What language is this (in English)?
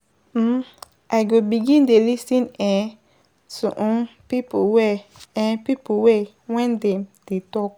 Nigerian Pidgin